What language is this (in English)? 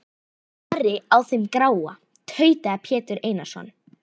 Icelandic